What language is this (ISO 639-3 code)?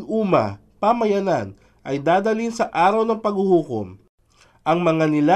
fil